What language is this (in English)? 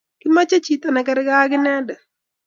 Kalenjin